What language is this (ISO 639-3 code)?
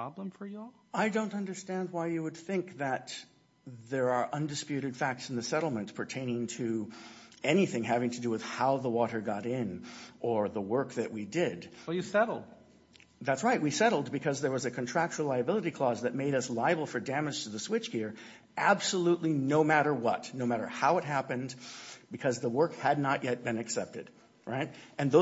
eng